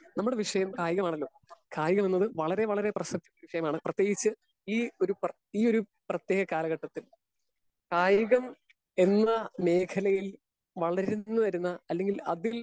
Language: Malayalam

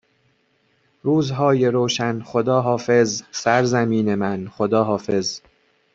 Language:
Persian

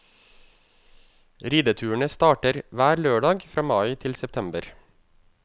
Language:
Norwegian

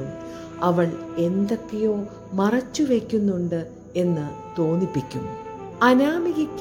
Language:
Malayalam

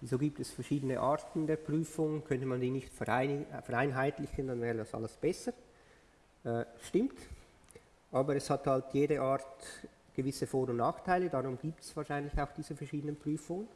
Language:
German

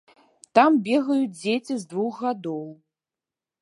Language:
Belarusian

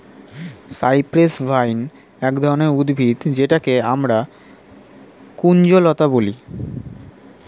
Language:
Bangla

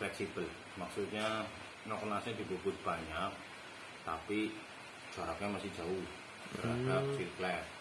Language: Indonesian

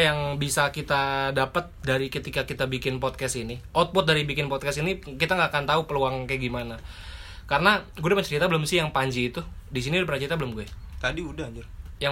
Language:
Indonesian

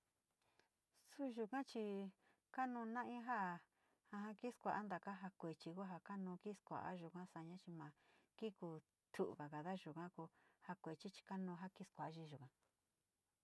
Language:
Sinicahua Mixtec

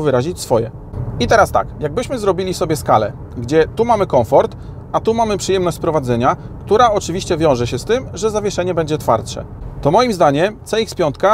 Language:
Polish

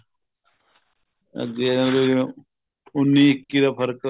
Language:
Punjabi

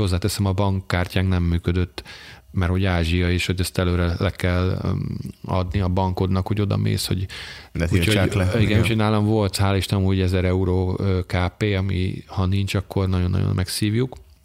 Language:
Hungarian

